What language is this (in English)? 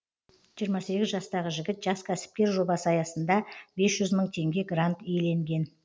Kazakh